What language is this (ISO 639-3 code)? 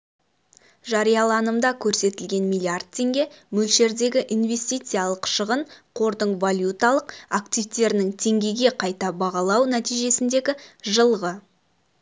kaz